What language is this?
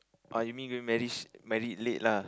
English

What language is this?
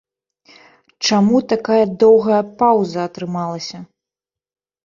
Belarusian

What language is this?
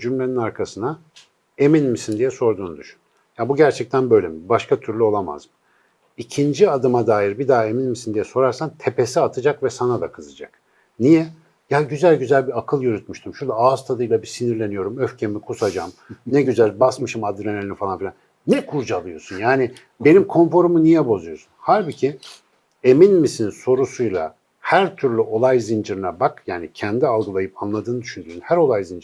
Turkish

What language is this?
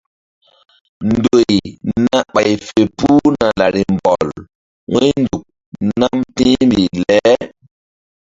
Mbum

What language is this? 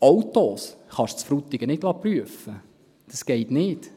Swiss German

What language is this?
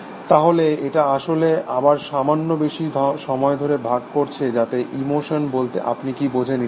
Bangla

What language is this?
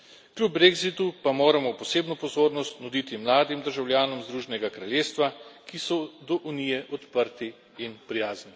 Slovenian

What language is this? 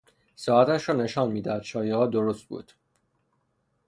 Persian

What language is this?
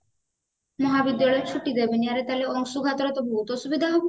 Odia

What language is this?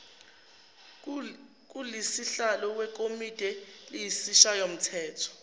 Zulu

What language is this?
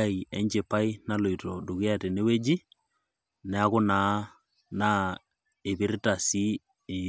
Masai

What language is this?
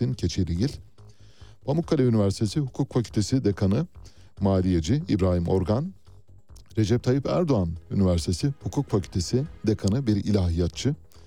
Turkish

